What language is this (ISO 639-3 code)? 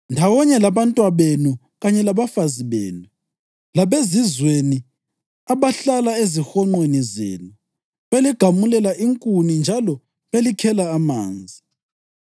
nde